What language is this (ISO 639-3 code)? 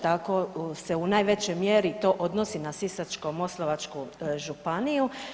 hrv